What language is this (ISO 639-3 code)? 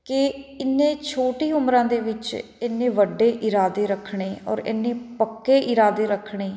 pan